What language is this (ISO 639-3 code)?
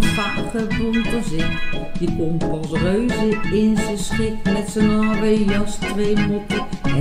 nld